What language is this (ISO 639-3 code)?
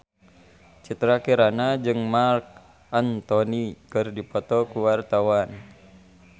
sun